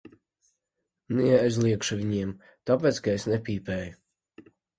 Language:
Latvian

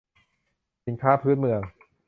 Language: Thai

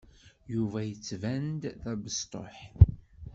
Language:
Kabyle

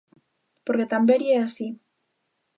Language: Galician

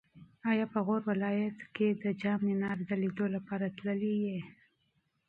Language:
Pashto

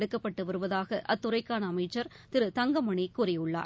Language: Tamil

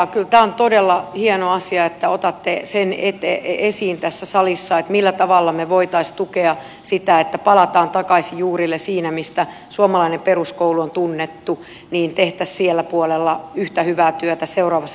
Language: Finnish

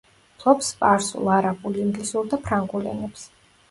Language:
Georgian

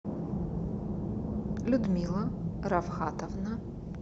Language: Russian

